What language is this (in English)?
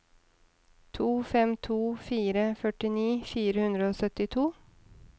Norwegian